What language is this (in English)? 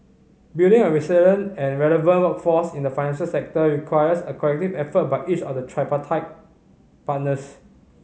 English